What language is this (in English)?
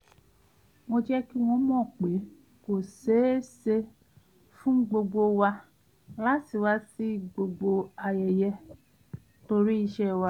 Yoruba